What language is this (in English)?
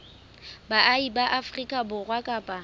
Southern Sotho